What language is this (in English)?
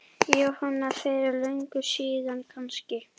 Icelandic